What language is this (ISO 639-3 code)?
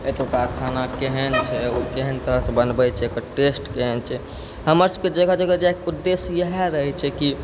mai